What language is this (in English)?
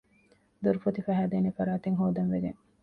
Divehi